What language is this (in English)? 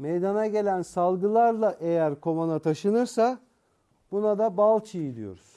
Turkish